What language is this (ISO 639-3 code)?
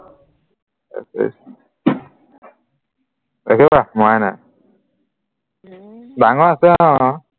asm